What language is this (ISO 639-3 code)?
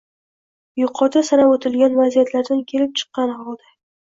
uzb